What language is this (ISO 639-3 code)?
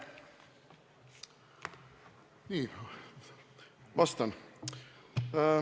est